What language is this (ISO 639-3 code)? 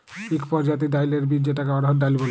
ben